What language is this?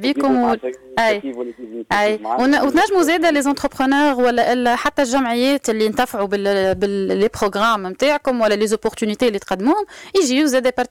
Arabic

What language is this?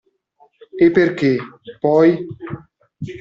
Italian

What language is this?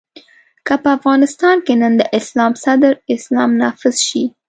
Pashto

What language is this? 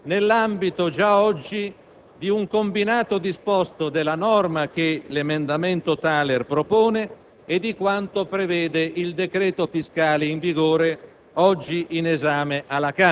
Italian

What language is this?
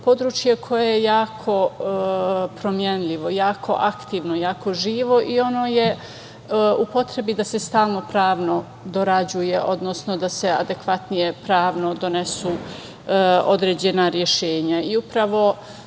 Serbian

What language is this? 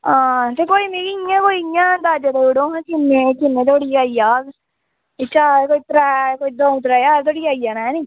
Dogri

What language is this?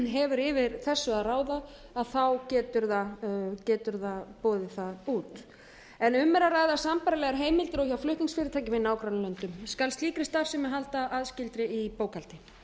Icelandic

